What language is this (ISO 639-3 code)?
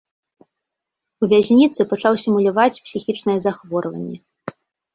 bel